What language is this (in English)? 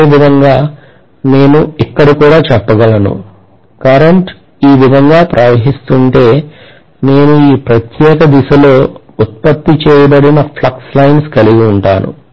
Telugu